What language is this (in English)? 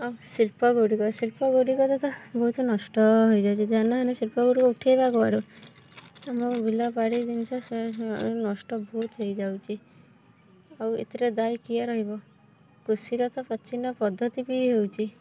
Odia